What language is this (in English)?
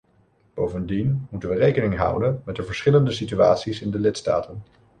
Dutch